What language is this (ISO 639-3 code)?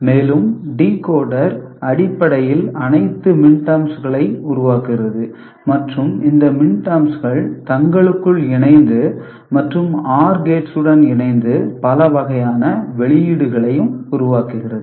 tam